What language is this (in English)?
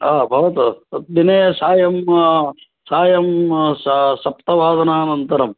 Sanskrit